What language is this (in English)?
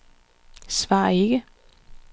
Danish